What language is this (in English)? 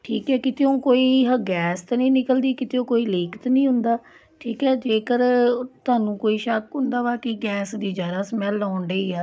Punjabi